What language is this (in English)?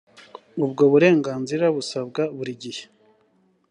Kinyarwanda